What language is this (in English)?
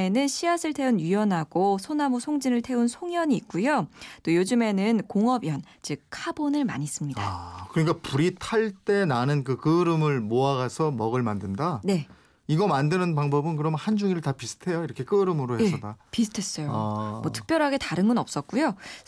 Korean